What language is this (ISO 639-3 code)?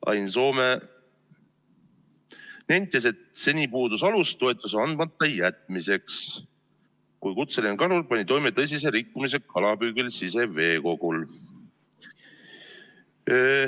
est